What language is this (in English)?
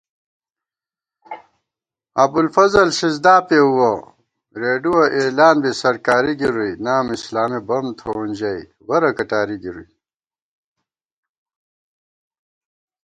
Gawar-Bati